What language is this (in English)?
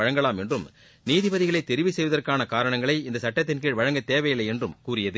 Tamil